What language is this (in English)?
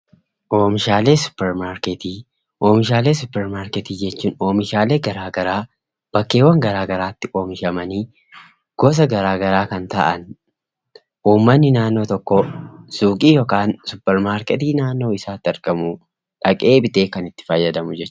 Oromo